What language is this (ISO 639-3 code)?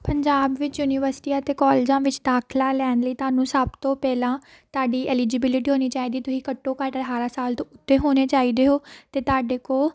pan